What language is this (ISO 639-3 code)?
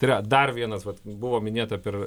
lit